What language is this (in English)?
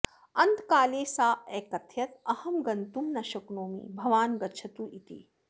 Sanskrit